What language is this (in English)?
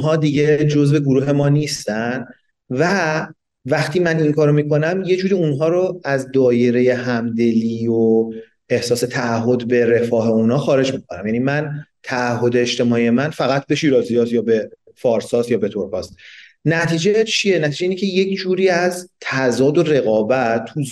Persian